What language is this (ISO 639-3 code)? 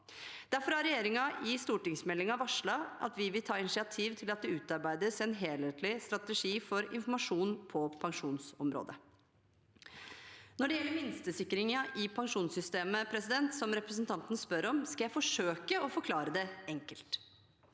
nor